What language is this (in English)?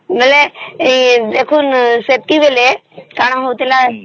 Odia